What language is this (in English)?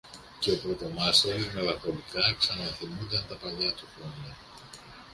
Greek